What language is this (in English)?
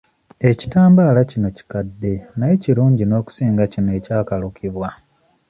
Ganda